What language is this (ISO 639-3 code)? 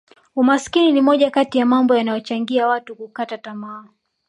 swa